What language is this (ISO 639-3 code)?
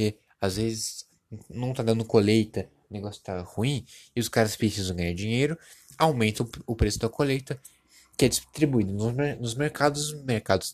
por